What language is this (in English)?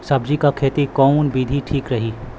Bhojpuri